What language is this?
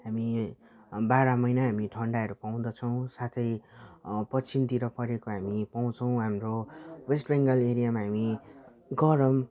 Nepali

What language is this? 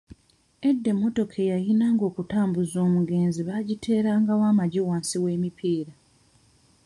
Ganda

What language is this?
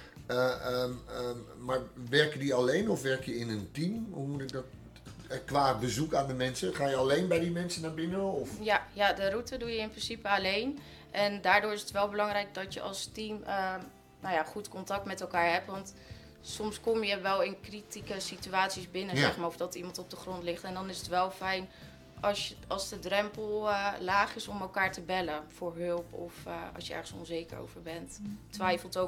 Dutch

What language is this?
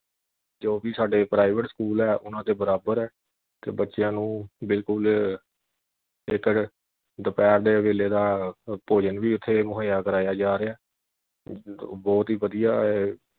Punjabi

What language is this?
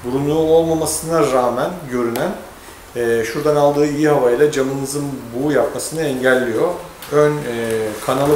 Turkish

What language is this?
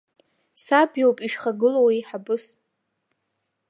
Abkhazian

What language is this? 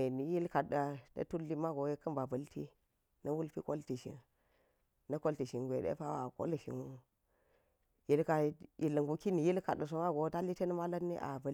Geji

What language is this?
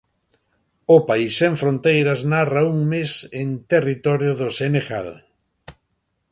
Galician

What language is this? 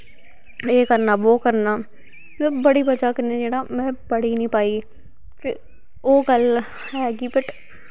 Dogri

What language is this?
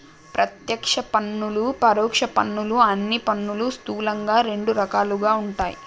Telugu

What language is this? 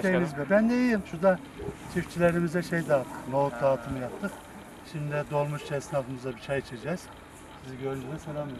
Turkish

